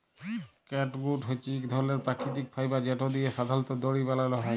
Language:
Bangla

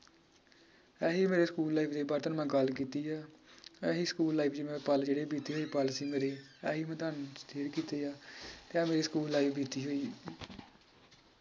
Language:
Punjabi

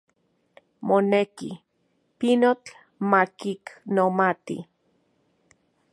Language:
Central Puebla Nahuatl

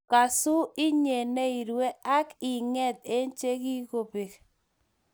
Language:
Kalenjin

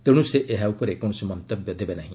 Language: Odia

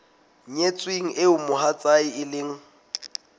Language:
Southern Sotho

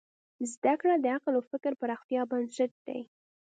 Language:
Pashto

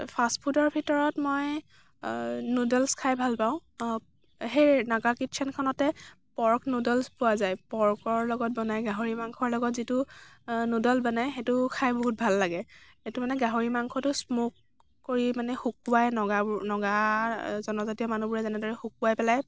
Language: Assamese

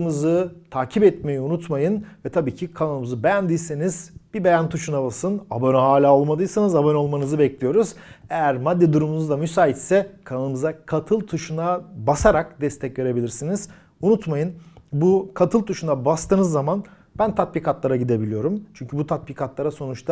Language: Turkish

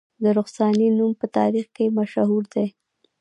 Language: Pashto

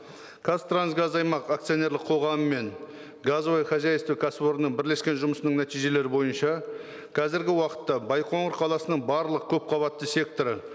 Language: Kazakh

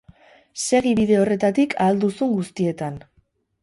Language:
Basque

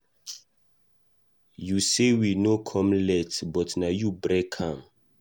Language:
Nigerian Pidgin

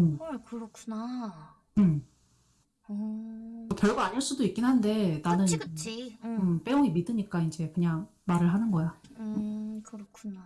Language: Korean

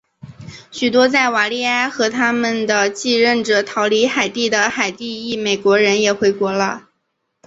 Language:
Chinese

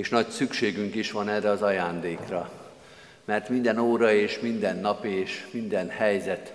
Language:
Hungarian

